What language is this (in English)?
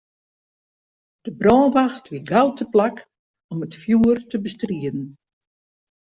Western Frisian